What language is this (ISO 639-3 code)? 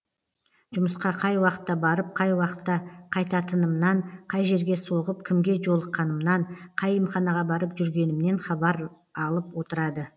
kaz